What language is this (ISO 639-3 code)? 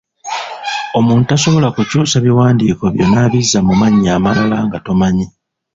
lug